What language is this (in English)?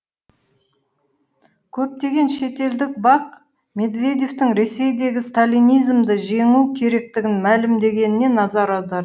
Kazakh